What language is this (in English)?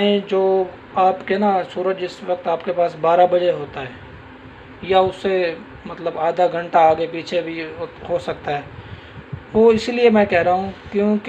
Hindi